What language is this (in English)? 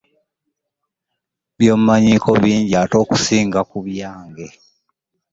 Ganda